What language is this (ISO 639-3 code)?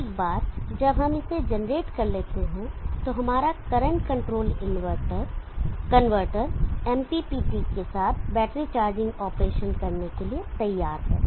hin